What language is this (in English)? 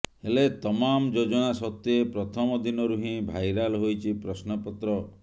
Odia